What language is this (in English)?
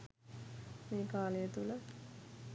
Sinhala